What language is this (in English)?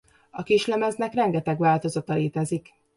Hungarian